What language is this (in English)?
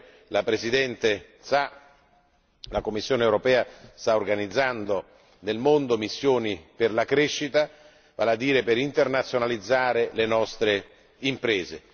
Italian